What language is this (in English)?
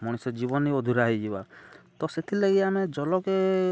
Odia